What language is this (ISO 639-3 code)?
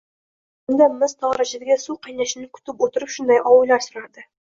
uzb